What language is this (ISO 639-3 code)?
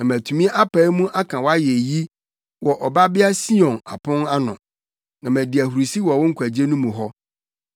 aka